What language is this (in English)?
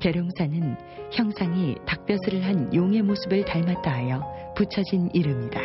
Korean